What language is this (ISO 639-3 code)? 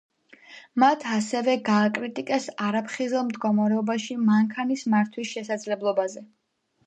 kat